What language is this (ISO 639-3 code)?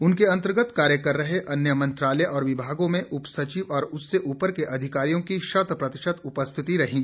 hin